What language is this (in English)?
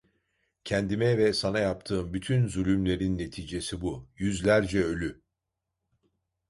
Turkish